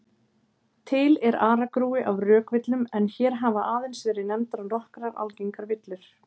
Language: Icelandic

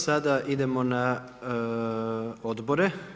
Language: Croatian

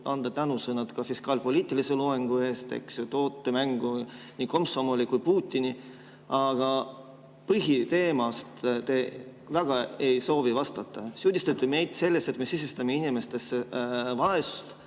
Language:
Estonian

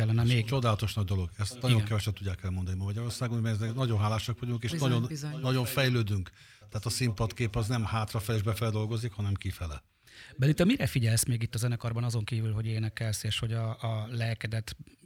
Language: Hungarian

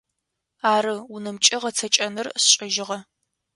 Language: Adyghe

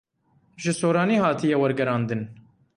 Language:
Kurdish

